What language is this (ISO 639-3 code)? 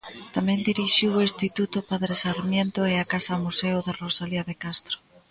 glg